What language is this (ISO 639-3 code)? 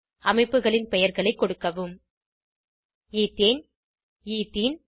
tam